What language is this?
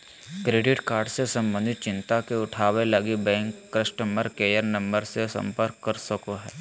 Magahi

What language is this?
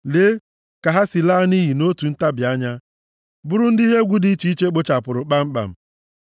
Igbo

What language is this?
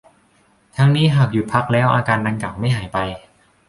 Thai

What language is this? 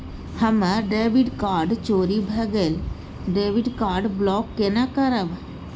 Maithili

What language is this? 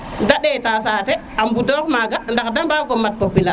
Serer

